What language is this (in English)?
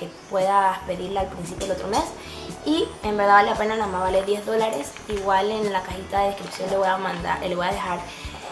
Spanish